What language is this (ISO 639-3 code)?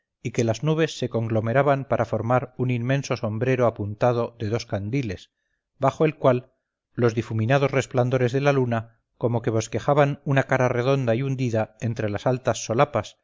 spa